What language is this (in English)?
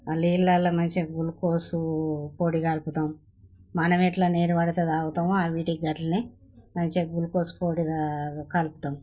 Telugu